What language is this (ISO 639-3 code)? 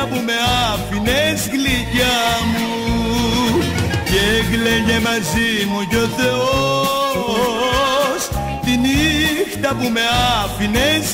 ell